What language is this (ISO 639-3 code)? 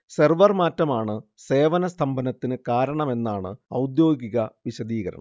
mal